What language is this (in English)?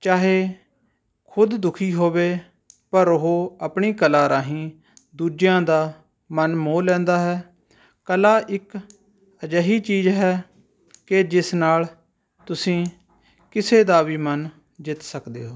Punjabi